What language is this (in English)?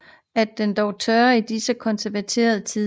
Danish